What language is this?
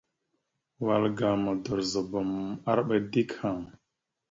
Mada (Cameroon)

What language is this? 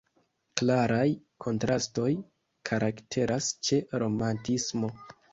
Esperanto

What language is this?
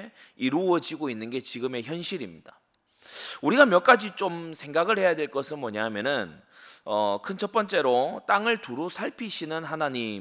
Korean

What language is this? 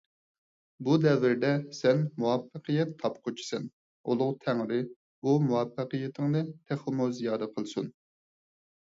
Uyghur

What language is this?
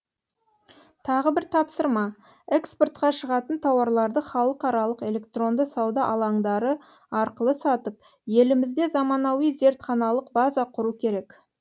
Kazakh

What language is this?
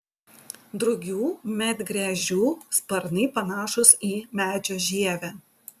Lithuanian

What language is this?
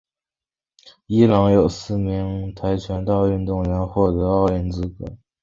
Chinese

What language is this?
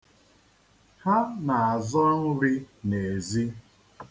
Igbo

